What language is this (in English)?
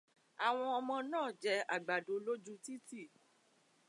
Yoruba